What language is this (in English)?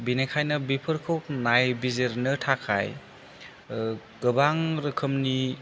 Bodo